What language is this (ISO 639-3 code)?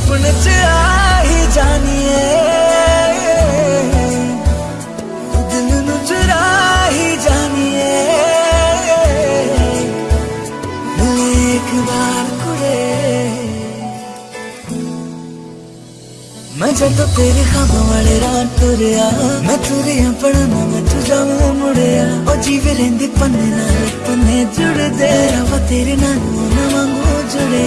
hin